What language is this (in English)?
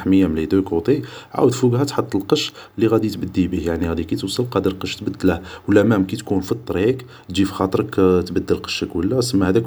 Algerian Arabic